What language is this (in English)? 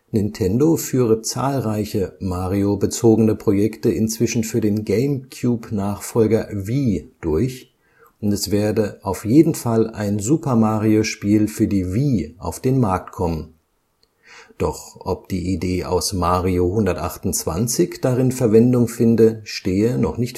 German